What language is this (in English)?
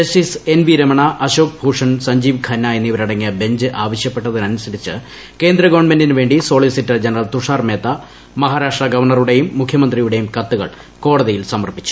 Malayalam